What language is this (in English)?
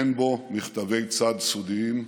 Hebrew